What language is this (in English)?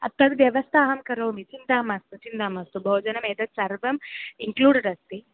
Sanskrit